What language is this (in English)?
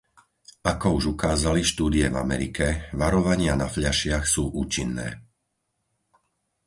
Slovak